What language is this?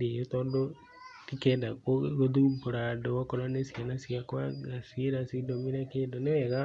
Kikuyu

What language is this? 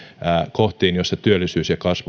Finnish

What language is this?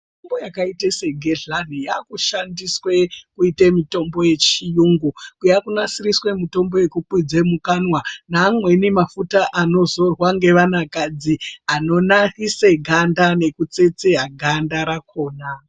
Ndau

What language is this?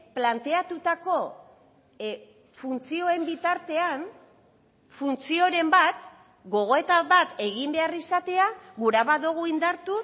Basque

